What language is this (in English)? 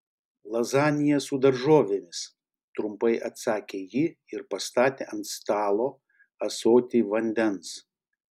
Lithuanian